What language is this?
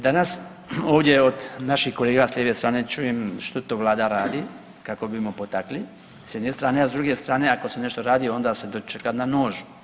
Croatian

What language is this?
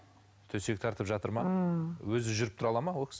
Kazakh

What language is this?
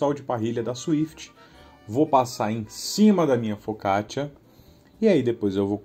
Portuguese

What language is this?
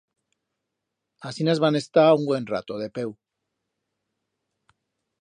Aragonese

